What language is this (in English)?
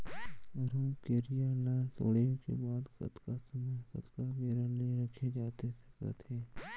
Chhattisgarhi